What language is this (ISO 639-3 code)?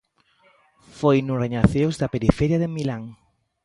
glg